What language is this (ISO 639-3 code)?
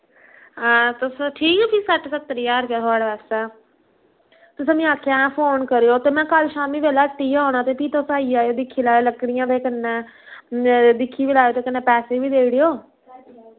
doi